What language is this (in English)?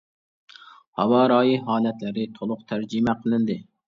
Uyghur